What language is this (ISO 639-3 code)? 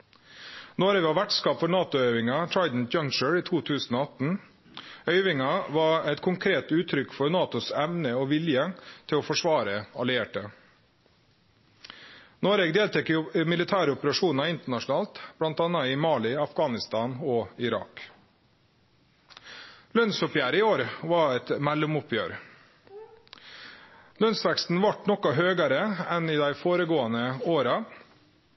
nno